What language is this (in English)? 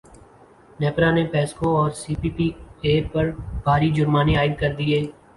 Urdu